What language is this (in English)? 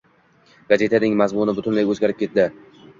Uzbek